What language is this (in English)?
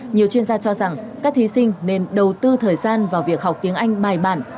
Vietnamese